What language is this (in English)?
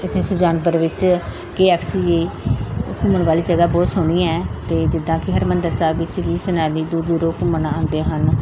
Punjabi